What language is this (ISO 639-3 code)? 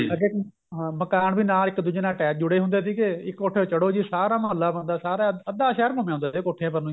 pan